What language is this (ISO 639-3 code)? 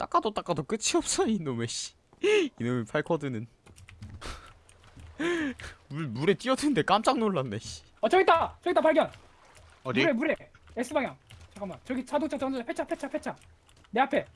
kor